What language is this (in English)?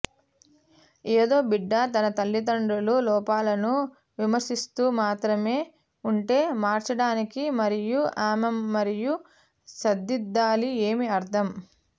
Telugu